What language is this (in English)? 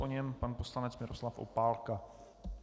Czech